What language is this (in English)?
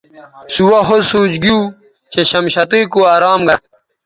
Bateri